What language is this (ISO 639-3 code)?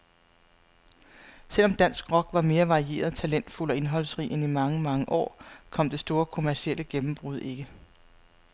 dan